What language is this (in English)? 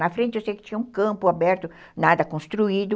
Portuguese